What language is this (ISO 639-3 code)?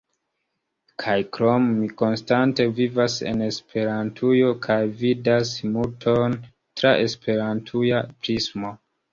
epo